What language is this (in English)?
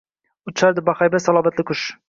Uzbek